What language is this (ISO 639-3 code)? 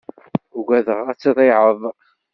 kab